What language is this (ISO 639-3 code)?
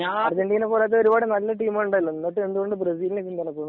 mal